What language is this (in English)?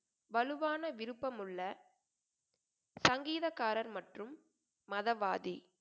Tamil